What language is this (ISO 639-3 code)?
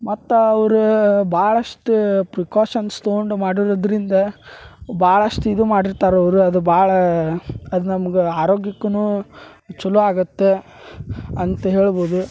kan